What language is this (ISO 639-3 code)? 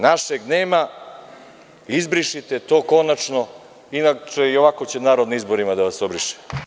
srp